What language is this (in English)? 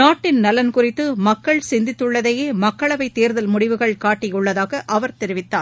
Tamil